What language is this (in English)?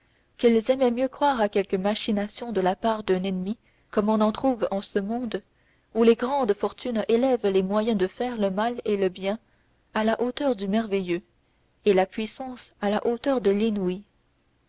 French